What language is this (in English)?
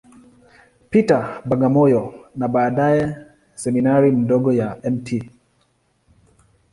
Swahili